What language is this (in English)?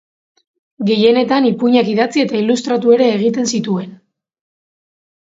Basque